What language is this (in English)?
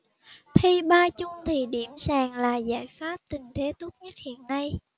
Vietnamese